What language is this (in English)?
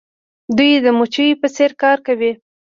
Pashto